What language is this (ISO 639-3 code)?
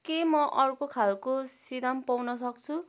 nep